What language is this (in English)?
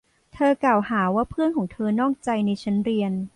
Thai